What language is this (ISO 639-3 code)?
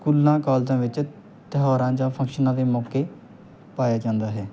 pan